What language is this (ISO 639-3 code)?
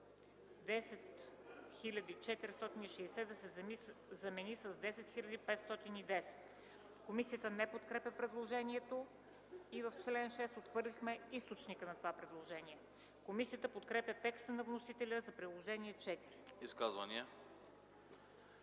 bul